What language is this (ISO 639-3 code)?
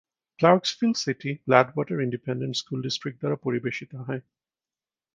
ben